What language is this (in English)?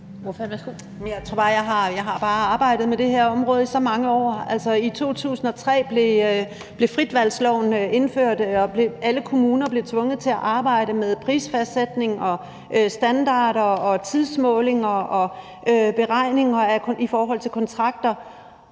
Danish